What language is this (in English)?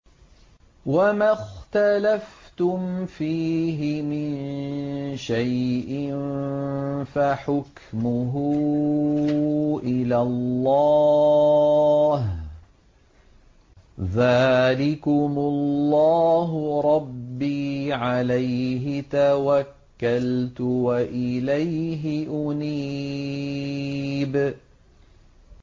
Arabic